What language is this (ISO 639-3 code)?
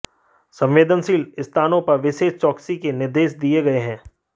hin